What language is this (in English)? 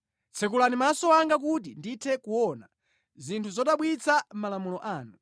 Nyanja